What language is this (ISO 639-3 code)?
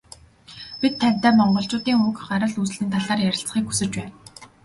mon